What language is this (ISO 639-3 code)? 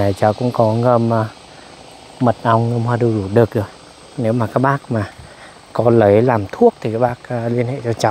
vie